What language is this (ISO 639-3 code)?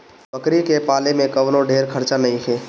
bho